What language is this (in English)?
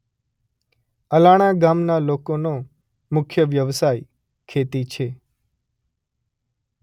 Gujarati